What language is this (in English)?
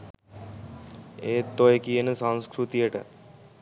Sinhala